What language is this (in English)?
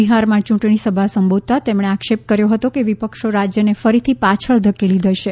Gujarati